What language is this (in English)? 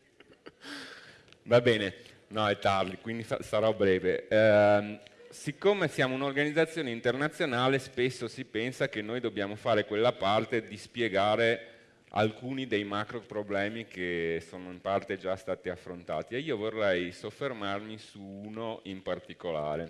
Italian